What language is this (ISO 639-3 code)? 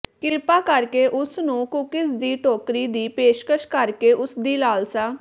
pan